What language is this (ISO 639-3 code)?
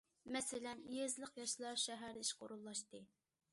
uig